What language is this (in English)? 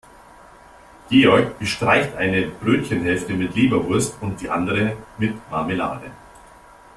German